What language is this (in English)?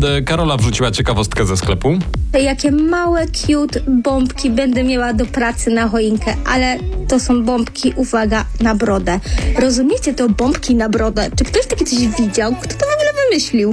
Polish